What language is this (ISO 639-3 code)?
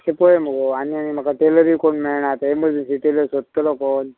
kok